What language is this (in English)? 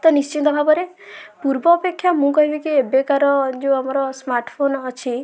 Odia